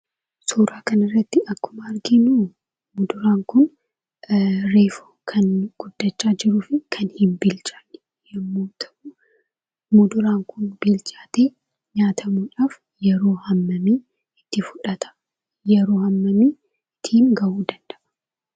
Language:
Oromo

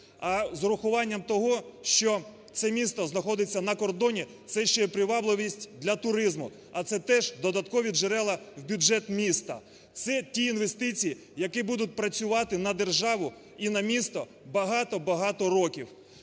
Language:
Ukrainian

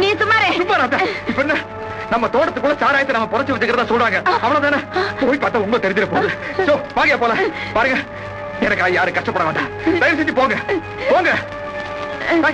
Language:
Tamil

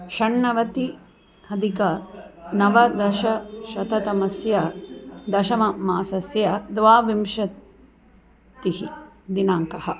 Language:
Sanskrit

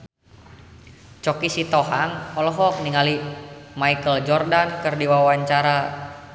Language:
Sundanese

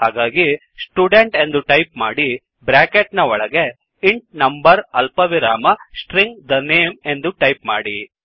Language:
Kannada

